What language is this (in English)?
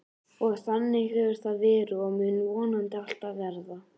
Icelandic